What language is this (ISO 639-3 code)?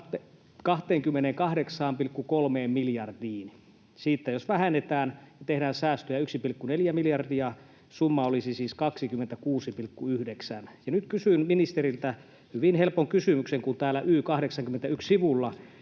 fin